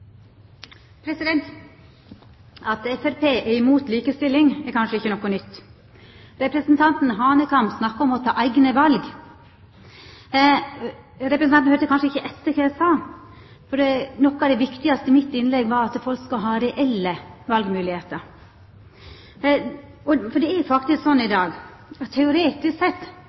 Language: Norwegian Nynorsk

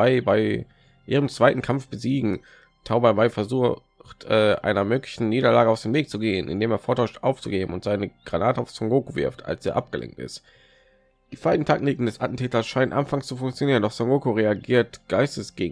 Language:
German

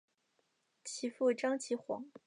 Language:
Chinese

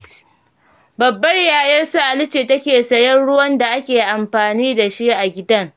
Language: Hausa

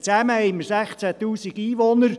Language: Swiss German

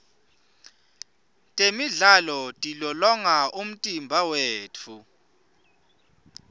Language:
Swati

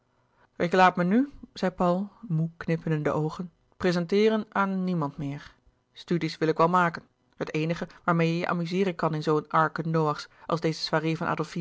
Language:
Dutch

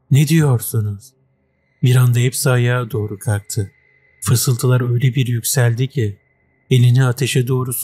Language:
Turkish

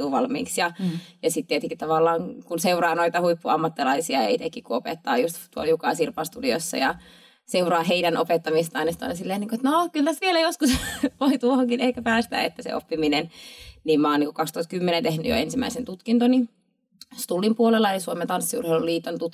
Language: Finnish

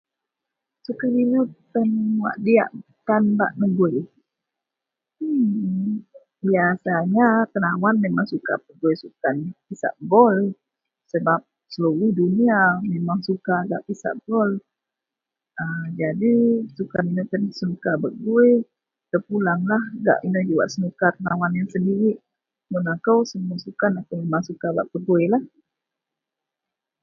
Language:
Central Melanau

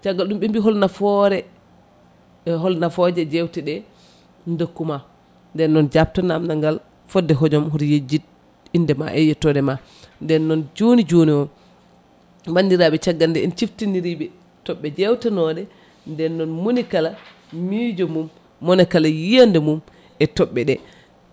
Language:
Fula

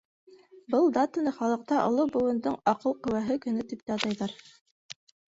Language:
Bashkir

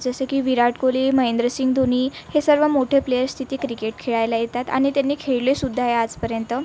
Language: Marathi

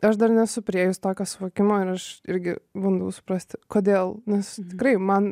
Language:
Lithuanian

